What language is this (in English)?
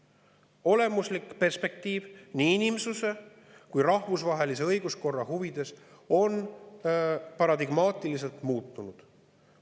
Estonian